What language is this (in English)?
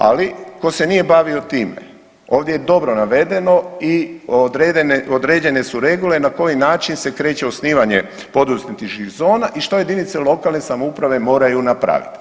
Croatian